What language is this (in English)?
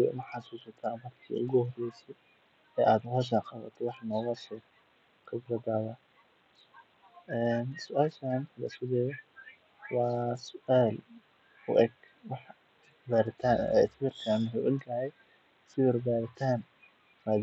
Somali